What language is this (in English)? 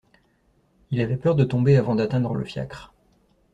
French